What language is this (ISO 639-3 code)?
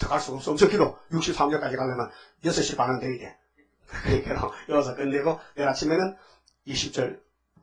kor